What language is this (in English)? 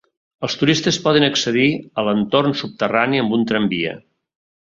Catalan